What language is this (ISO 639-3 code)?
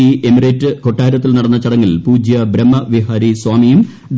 mal